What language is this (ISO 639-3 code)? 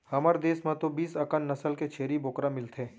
hne